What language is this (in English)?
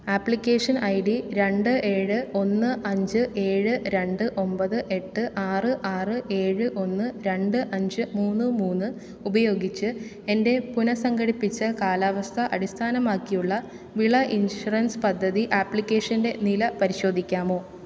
Malayalam